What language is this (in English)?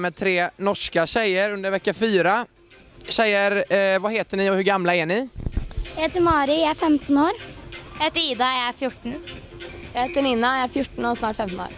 Swedish